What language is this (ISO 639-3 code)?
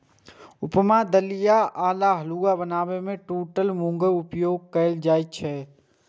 mai